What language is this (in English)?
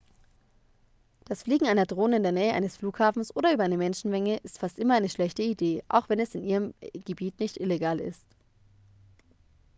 German